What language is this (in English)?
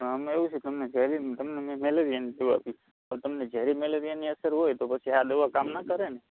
Gujarati